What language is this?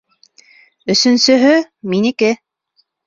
Bashkir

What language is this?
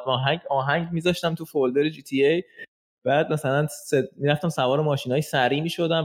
Persian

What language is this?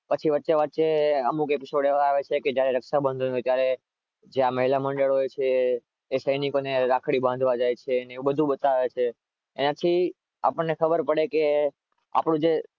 Gujarati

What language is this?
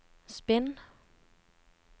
Norwegian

